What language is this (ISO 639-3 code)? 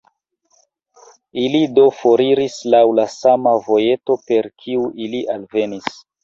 epo